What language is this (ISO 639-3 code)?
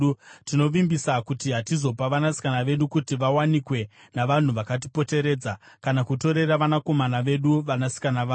sna